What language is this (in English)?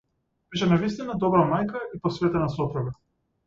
Macedonian